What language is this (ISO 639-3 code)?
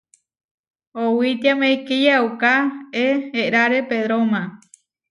var